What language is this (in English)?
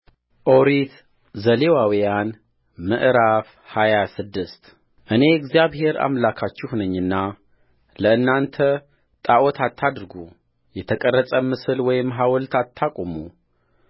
Amharic